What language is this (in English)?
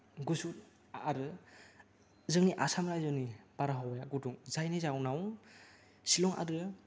Bodo